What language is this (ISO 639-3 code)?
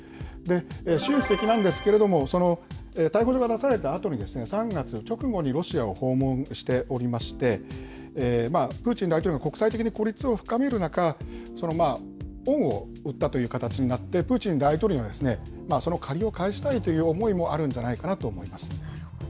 jpn